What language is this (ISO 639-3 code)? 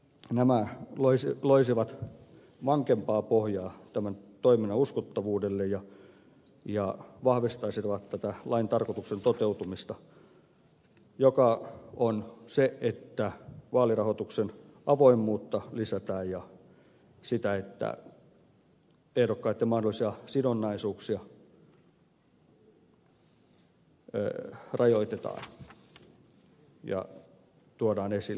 fin